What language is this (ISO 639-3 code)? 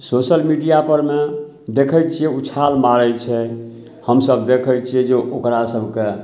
mai